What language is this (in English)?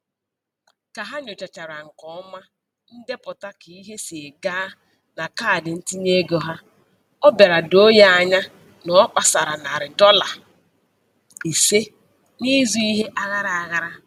Igbo